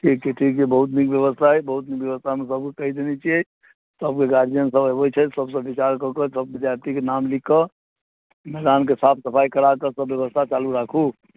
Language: Maithili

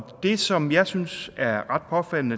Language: Danish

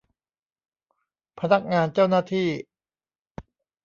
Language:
Thai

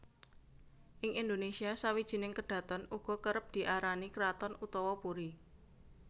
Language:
Javanese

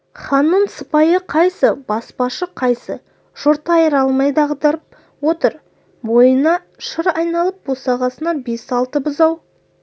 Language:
Kazakh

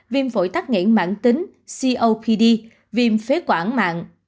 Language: Vietnamese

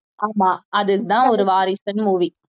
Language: Tamil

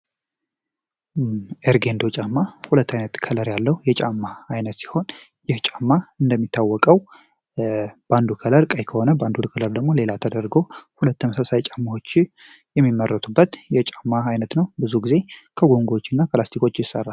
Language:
Amharic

